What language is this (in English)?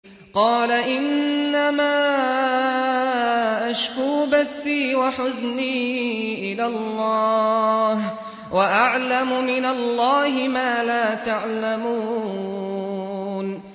Arabic